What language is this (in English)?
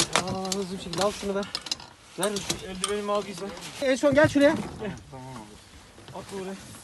Turkish